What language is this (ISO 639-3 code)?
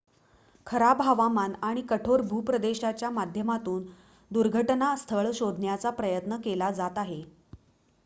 mar